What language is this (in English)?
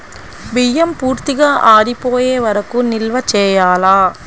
Telugu